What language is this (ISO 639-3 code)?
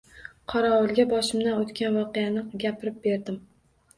uzb